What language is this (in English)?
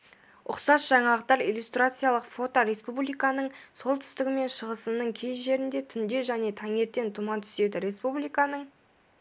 Kazakh